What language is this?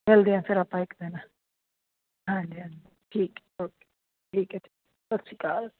Punjabi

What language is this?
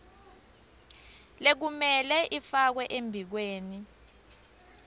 Swati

